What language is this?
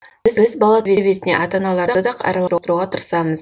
Kazakh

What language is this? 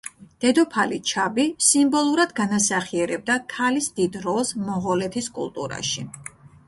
Georgian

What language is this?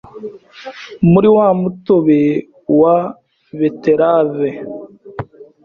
Kinyarwanda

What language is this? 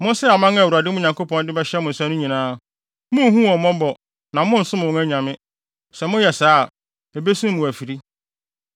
Akan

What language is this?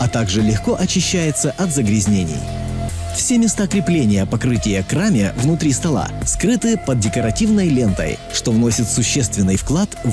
Russian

